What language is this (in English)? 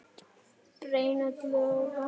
Icelandic